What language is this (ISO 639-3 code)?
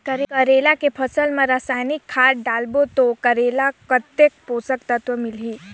hne